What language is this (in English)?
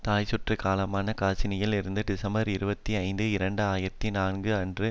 Tamil